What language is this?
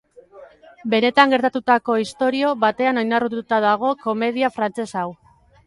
Basque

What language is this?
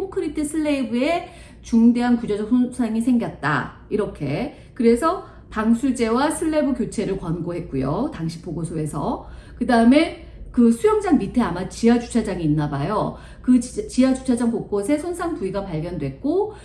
Korean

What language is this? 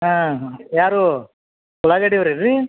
Kannada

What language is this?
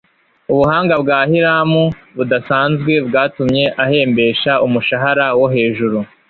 Kinyarwanda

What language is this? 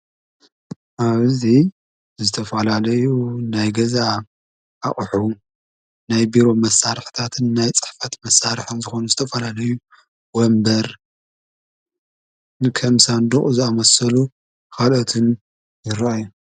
Tigrinya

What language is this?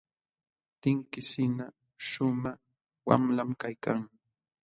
Jauja Wanca Quechua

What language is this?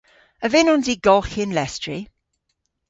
Cornish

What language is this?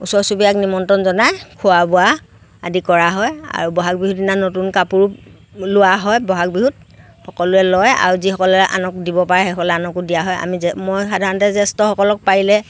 Assamese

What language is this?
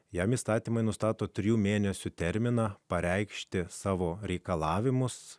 Lithuanian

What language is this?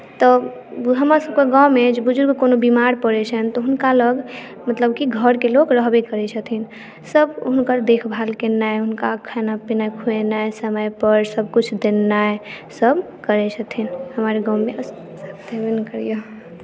Maithili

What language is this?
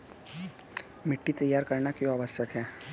Hindi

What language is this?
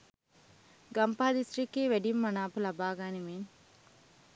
Sinhala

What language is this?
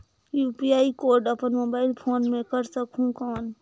Chhattisgarhi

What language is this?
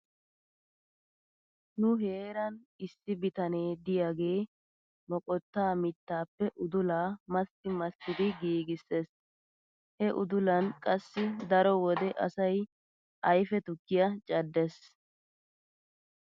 Wolaytta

